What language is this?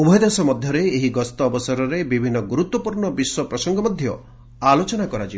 Odia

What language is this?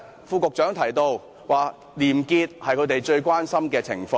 Cantonese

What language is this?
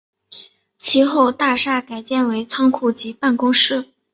Chinese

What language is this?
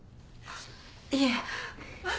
Japanese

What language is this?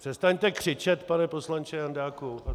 Czech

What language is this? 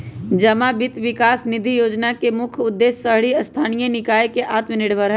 Magahi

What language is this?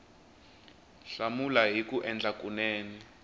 Tsonga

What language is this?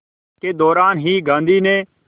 Hindi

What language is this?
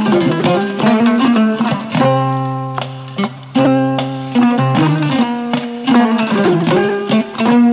Fula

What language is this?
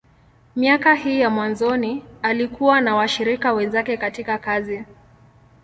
Swahili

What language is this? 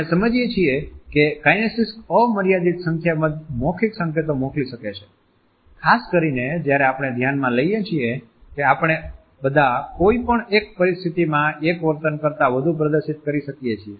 Gujarati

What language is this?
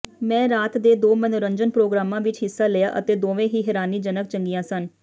Punjabi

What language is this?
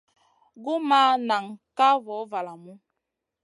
Masana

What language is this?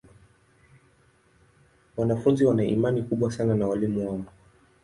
Swahili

